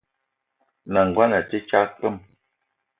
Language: Eton (Cameroon)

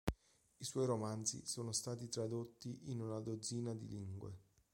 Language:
Italian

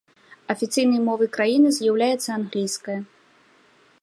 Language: Belarusian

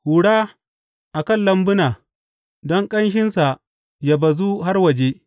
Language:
Hausa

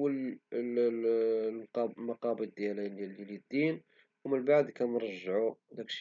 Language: Moroccan Arabic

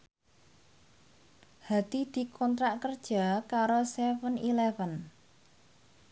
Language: Javanese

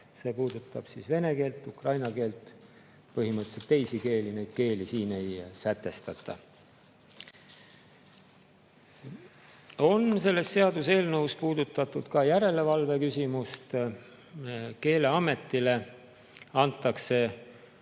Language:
Estonian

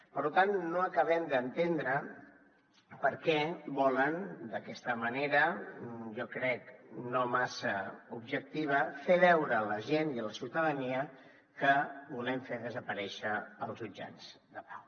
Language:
Catalan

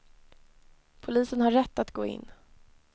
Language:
Swedish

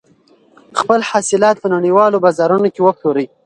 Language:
Pashto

